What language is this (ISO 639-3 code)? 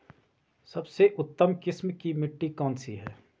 hin